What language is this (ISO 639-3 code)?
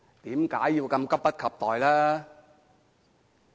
yue